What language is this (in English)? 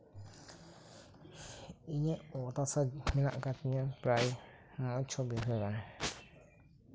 Santali